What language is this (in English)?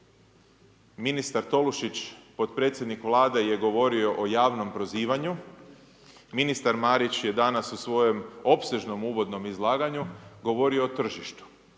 Croatian